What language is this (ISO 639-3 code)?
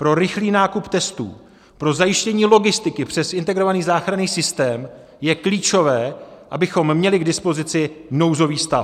ces